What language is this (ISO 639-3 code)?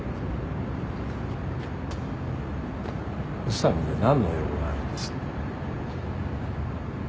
jpn